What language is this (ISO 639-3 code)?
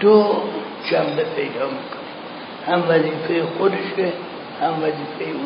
fas